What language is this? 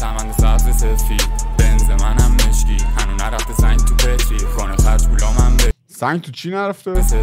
Persian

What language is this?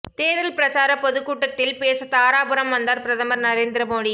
Tamil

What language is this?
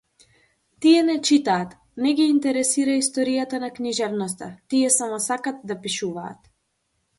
Macedonian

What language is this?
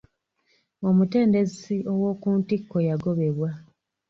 Ganda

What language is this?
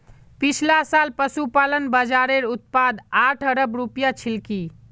Magahi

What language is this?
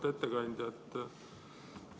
Estonian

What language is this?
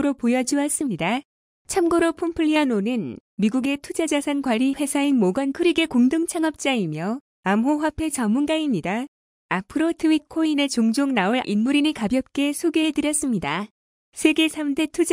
Korean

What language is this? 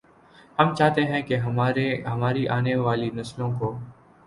Urdu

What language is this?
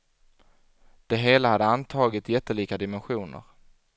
Swedish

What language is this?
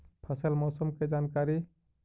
Magahi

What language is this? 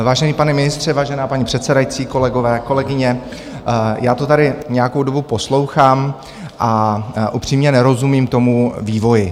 Czech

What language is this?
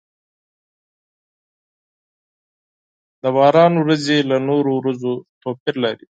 Pashto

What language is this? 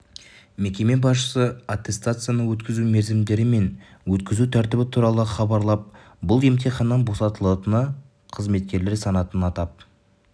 Kazakh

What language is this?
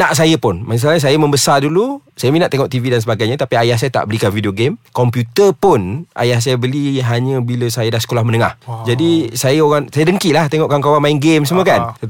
Malay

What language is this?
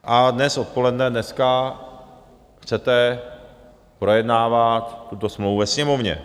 Czech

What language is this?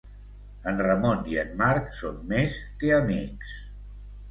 Catalan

